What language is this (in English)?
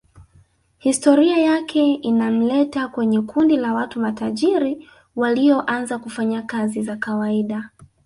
Swahili